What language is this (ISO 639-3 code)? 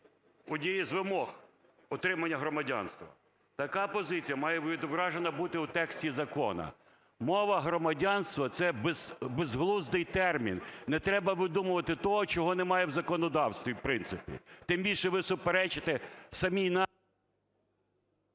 ukr